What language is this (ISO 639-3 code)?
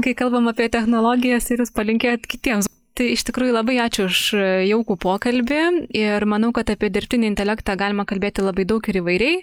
lit